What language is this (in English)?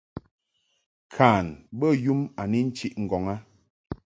Mungaka